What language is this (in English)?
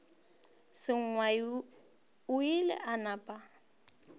Northern Sotho